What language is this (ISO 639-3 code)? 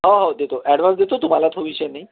mar